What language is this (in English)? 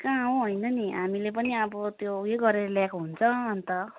Nepali